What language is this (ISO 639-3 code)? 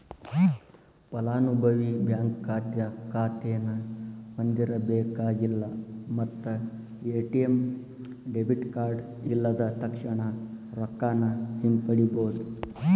kan